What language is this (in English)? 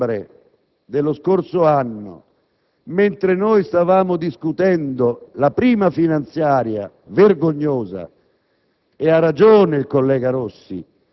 Italian